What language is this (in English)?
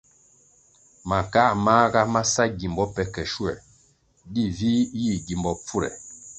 Kwasio